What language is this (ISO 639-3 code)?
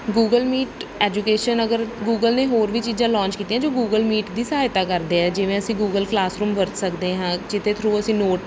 pan